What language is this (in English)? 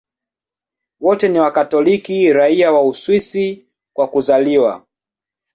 Swahili